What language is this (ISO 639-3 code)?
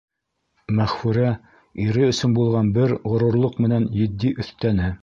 bak